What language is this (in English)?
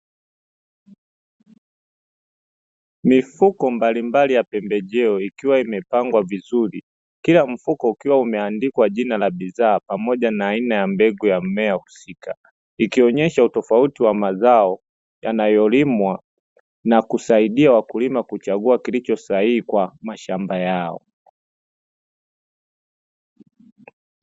Swahili